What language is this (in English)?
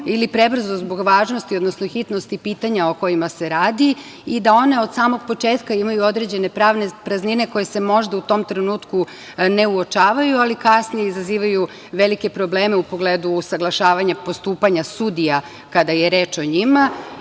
Serbian